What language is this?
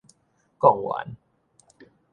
Min Nan Chinese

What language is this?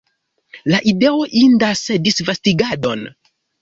Esperanto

